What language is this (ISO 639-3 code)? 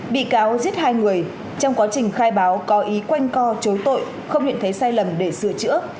vie